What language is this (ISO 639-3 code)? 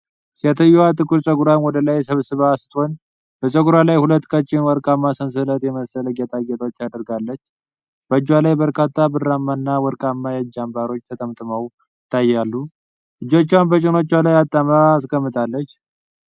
amh